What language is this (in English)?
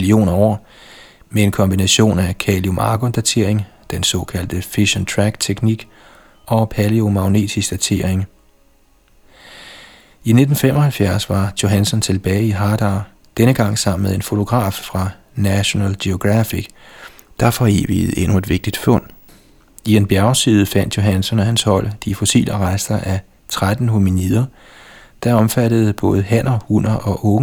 Danish